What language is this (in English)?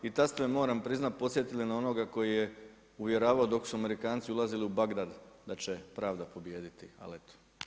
Croatian